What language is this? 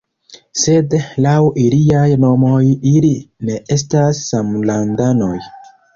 Esperanto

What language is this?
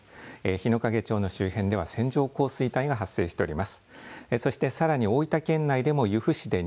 Japanese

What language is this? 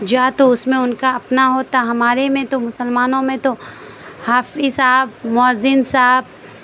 Urdu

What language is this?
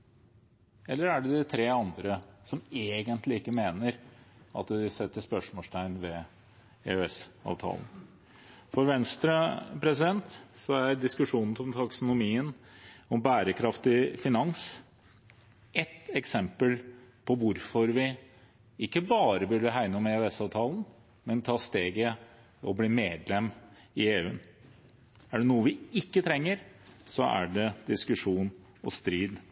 Norwegian Bokmål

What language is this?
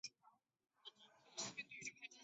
Chinese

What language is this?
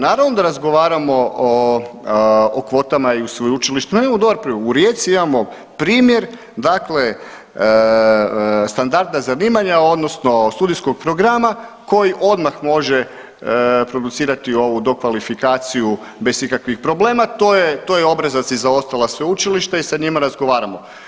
Croatian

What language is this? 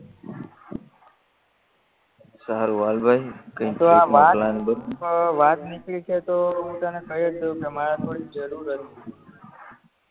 Gujarati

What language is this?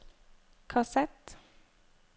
Norwegian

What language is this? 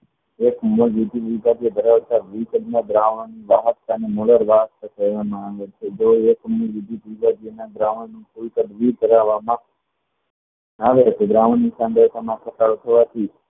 Gujarati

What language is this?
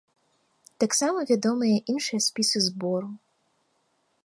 Belarusian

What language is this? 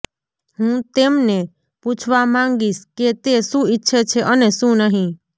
Gujarati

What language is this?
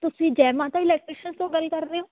Punjabi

